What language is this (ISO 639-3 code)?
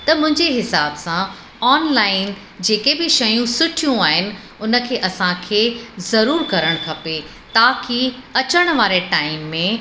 snd